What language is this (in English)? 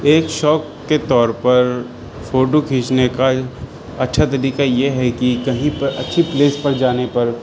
Urdu